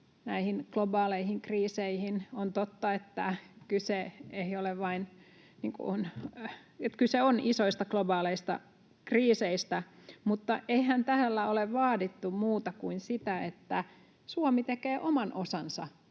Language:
Finnish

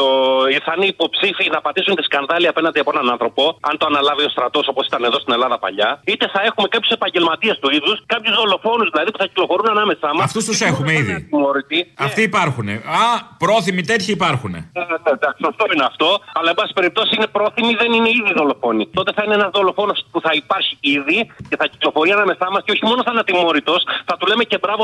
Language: Greek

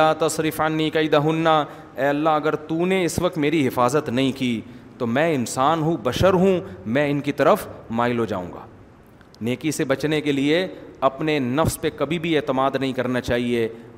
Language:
Urdu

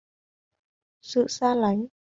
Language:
Vietnamese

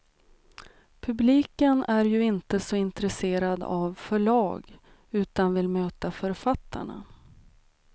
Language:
Swedish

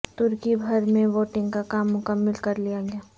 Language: Urdu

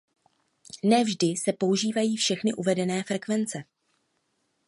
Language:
Czech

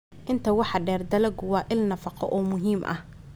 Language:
Somali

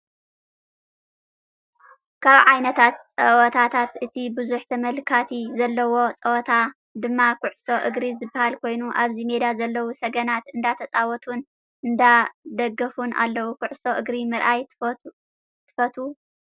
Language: Tigrinya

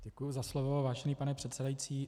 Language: Czech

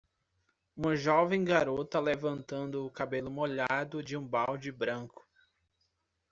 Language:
Portuguese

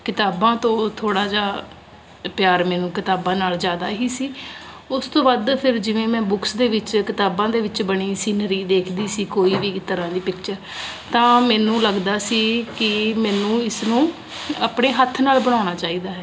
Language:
Punjabi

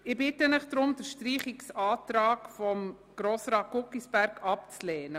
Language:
Swiss German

